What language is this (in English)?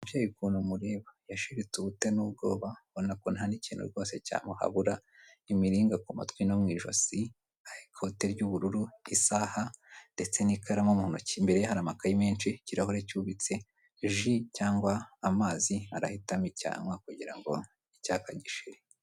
Kinyarwanda